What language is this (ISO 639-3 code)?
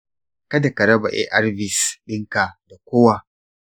hau